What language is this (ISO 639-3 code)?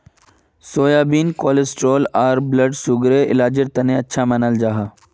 mag